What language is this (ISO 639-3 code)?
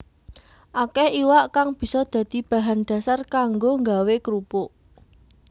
jav